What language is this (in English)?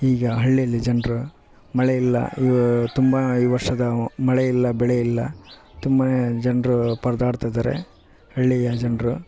Kannada